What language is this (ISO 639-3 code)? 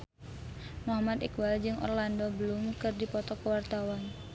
sun